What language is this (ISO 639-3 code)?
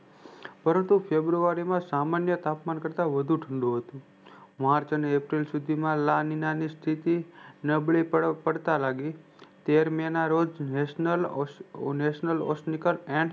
guj